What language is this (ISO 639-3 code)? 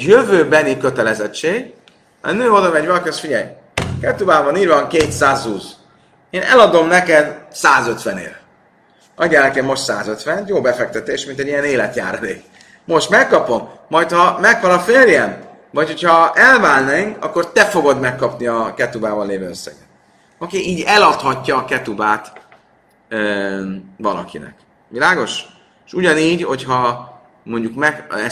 hun